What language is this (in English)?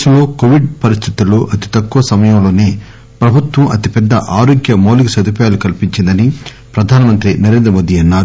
Telugu